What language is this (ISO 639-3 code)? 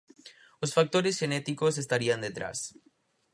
glg